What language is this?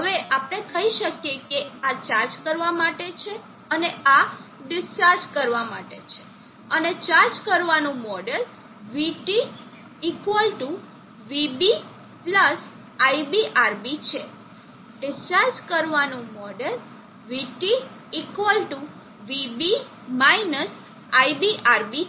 Gujarati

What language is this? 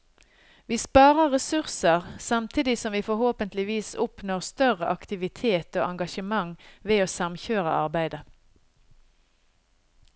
Norwegian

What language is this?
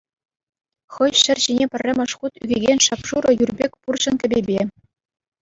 Chuvash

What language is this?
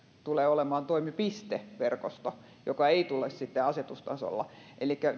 Finnish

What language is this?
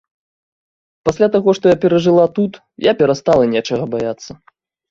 Belarusian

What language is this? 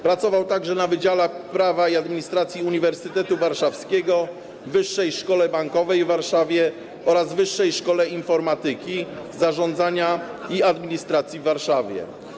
Polish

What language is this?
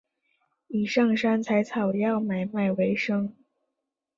Chinese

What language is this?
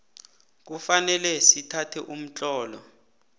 South Ndebele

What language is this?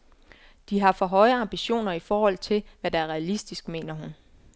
Danish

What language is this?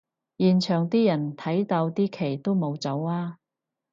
Cantonese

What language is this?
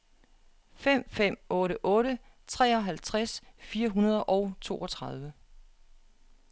Danish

